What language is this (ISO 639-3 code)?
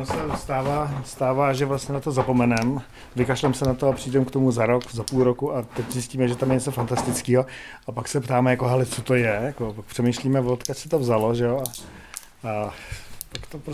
ces